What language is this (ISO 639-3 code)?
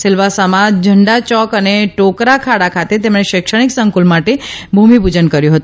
guj